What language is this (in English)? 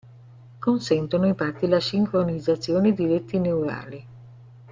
Italian